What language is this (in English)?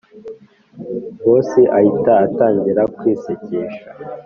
Kinyarwanda